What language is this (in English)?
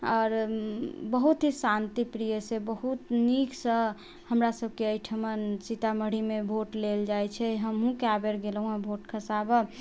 Maithili